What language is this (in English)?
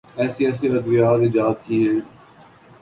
Urdu